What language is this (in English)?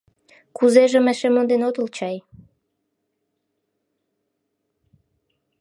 Mari